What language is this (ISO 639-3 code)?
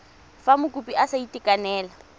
tsn